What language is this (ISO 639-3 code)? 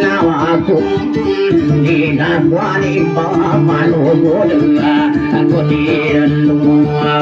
ind